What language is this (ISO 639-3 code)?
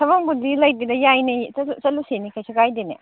mni